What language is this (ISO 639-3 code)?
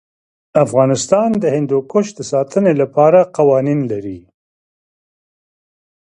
pus